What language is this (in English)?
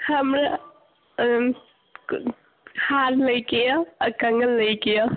Maithili